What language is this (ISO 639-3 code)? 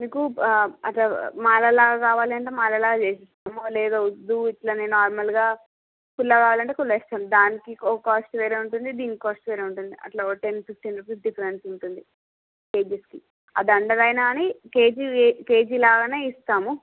tel